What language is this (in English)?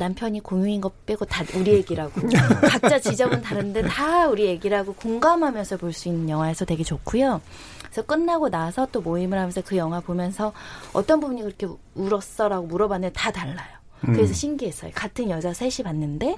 Korean